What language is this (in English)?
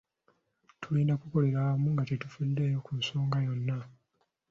Ganda